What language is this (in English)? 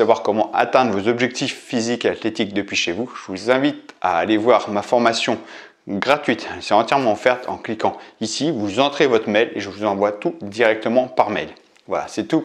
French